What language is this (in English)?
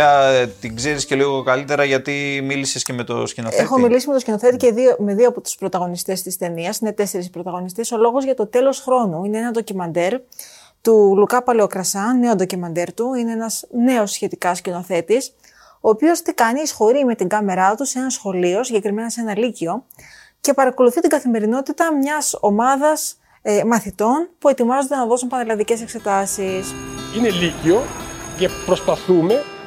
Greek